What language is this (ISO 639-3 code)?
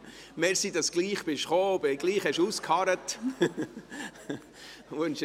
gsw